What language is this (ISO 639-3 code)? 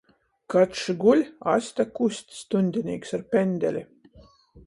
ltg